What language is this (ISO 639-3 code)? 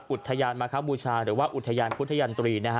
tha